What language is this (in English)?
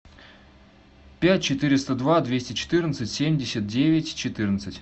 Russian